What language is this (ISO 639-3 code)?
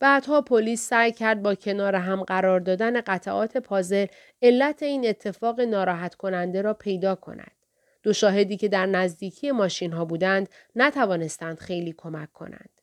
fas